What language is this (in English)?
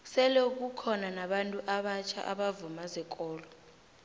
South Ndebele